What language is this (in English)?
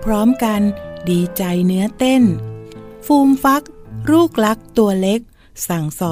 Thai